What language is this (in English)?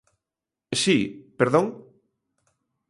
Galician